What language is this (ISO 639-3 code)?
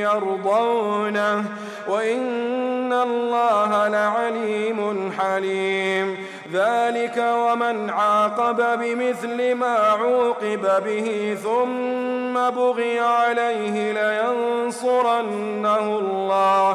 ara